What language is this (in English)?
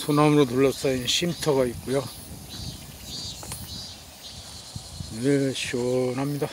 Korean